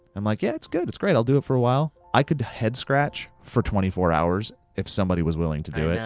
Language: English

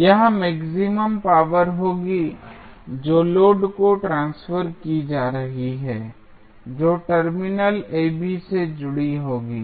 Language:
Hindi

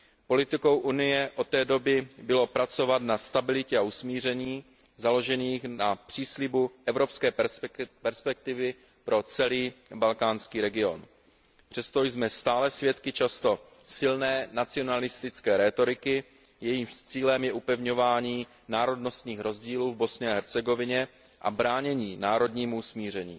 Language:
Czech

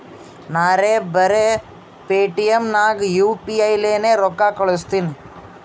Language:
Kannada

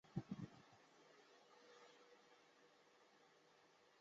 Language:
Chinese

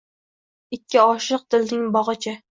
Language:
Uzbek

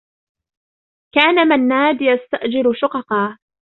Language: Arabic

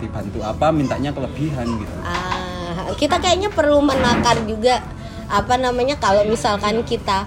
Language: Indonesian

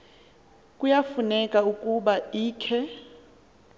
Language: Xhosa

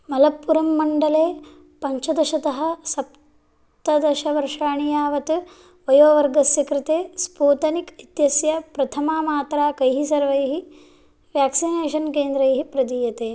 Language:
Sanskrit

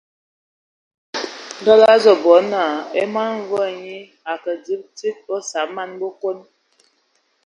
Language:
Ewondo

